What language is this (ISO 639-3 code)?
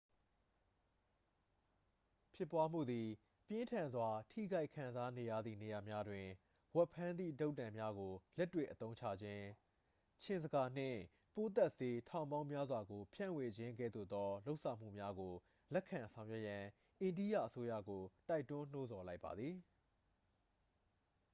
mya